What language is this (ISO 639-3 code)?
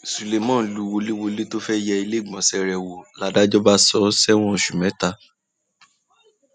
yor